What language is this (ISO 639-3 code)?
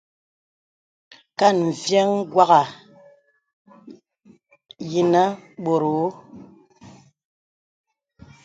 beb